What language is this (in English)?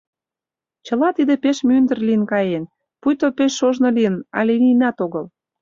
Mari